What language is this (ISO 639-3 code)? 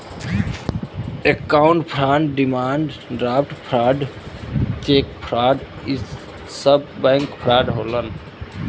bho